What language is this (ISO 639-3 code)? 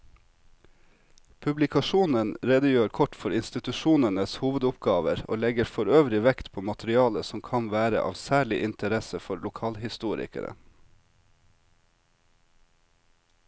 nor